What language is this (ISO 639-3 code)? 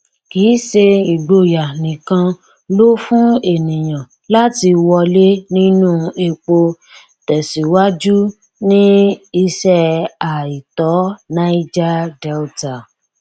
yor